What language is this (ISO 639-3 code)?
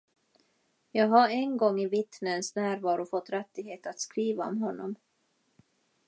swe